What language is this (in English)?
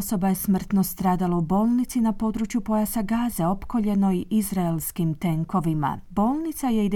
Croatian